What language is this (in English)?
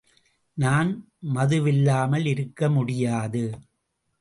Tamil